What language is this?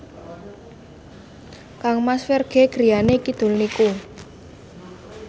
Javanese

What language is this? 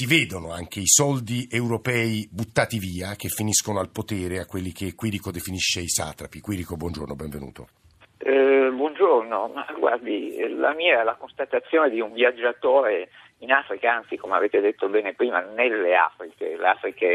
Italian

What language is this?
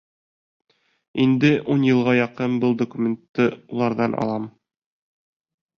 Bashkir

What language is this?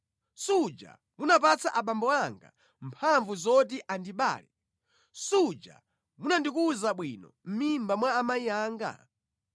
Nyanja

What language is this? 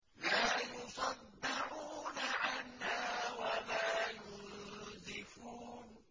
Arabic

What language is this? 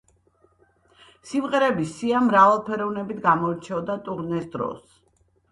Georgian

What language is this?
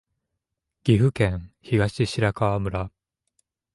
Japanese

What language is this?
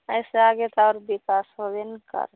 Maithili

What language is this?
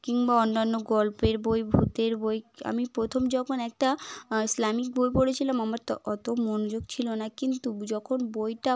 Bangla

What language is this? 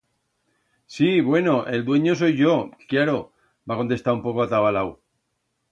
Aragonese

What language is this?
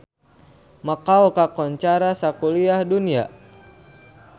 Sundanese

